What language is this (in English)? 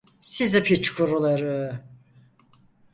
Turkish